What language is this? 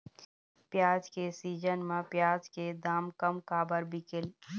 Chhattisgarhi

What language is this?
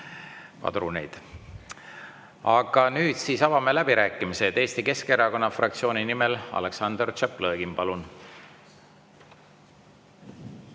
Estonian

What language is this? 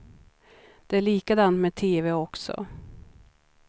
Swedish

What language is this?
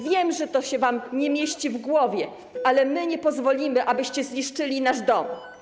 Polish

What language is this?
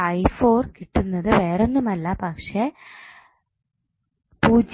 Malayalam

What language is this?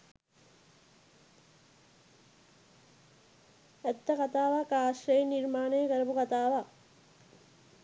Sinhala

